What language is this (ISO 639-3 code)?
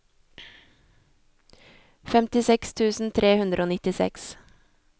nor